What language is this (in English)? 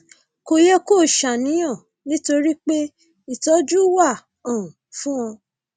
Yoruba